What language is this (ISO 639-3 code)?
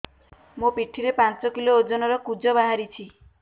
ori